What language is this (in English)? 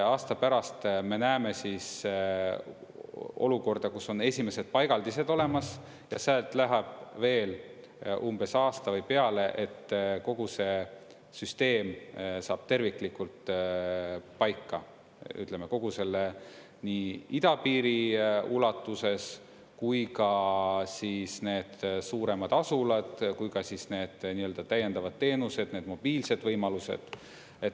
Estonian